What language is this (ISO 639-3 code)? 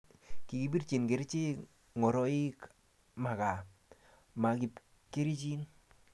kln